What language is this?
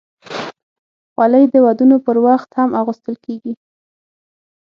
Pashto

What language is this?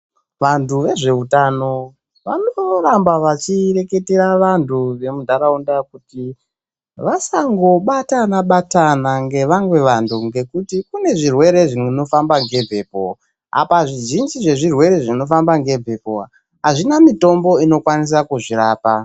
Ndau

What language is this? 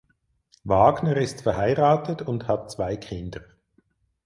German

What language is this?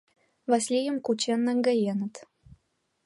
Mari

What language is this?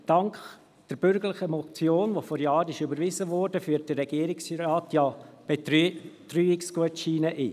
Swiss German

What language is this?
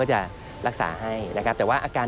Thai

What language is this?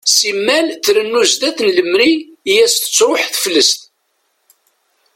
Kabyle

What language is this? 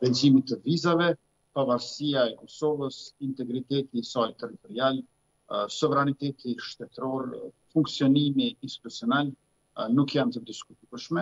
Romanian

